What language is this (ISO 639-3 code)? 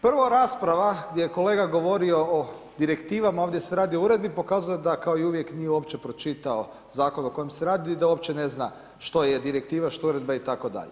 hrv